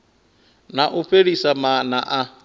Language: Venda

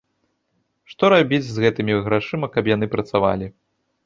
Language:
Belarusian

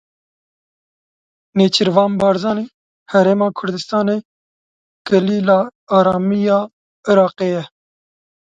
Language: Kurdish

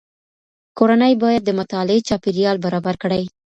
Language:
Pashto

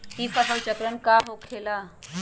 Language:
Magahi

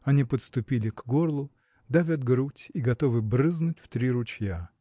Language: Russian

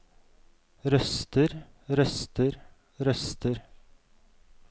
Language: Norwegian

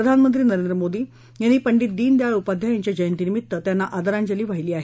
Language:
Marathi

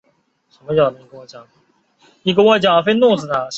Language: Chinese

